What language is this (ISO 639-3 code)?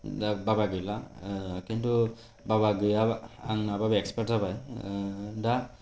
brx